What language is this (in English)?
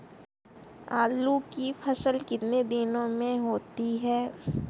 Hindi